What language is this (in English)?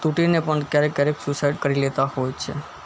Gujarati